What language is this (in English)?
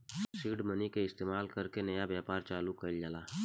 Bhojpuri